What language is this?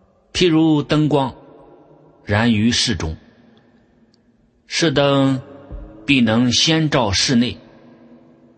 Chinese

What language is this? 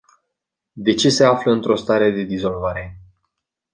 Romanian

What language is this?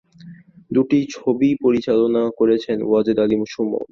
Bangla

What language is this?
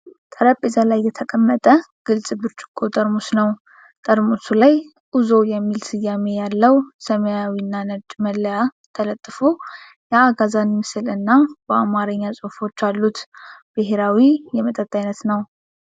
Amharic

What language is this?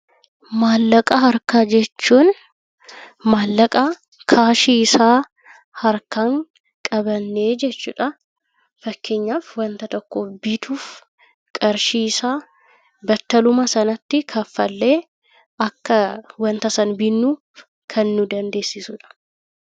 Oromo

